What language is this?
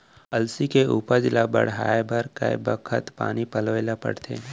Chhattisgarhi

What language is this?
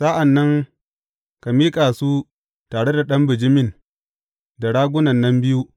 Hausa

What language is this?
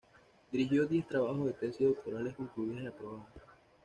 Spanish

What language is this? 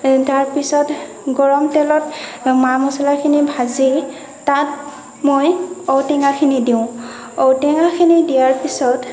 Assamese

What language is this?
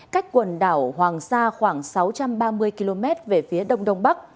Vietnamese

